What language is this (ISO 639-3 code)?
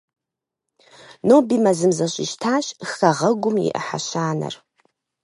kbd